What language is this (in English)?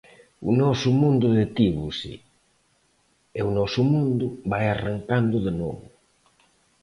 Galician